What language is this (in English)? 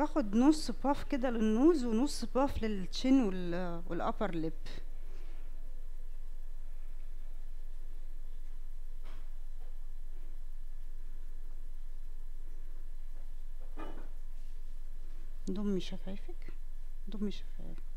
Arabic